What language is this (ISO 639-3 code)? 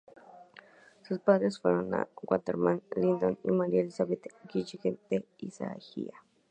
spa